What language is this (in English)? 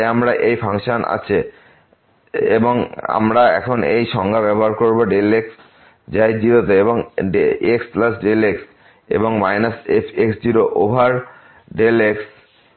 Bangla